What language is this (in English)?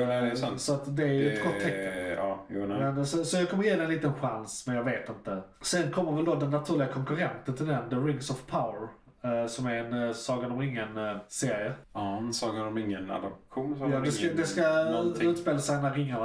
Swedish